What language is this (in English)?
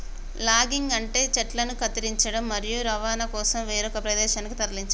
Telugu